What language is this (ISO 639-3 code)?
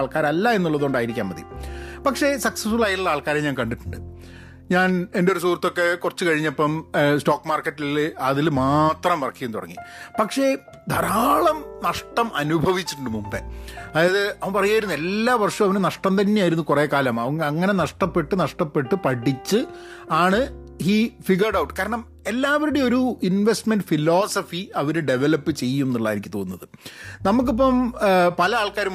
mal